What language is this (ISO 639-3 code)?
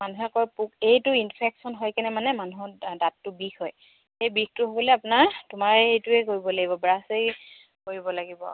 asm